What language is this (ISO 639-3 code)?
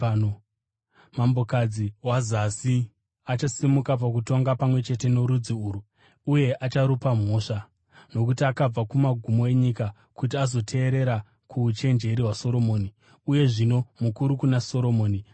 sna